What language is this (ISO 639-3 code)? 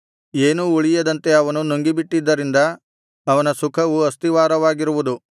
kan